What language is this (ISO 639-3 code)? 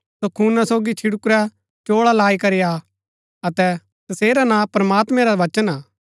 gbk